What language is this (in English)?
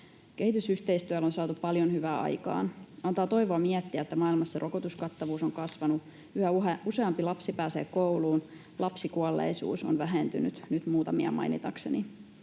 Finnish